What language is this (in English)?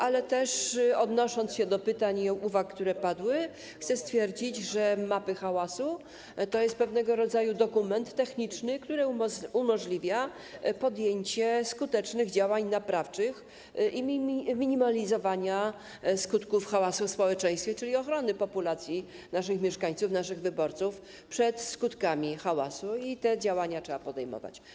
Polish